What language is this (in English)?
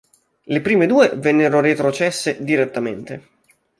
Italian